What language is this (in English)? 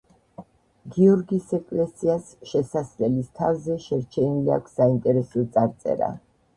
Georgian